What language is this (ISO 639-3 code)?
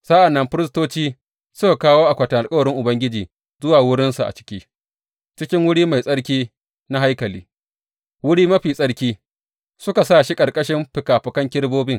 hau